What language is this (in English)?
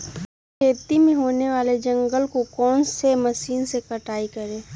Magahi